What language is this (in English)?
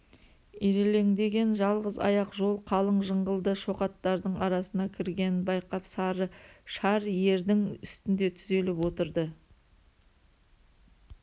Kazakh